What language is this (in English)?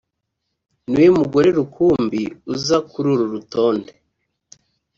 Kinyarwanda